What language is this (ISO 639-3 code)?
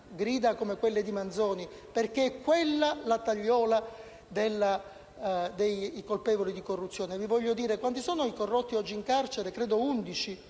ita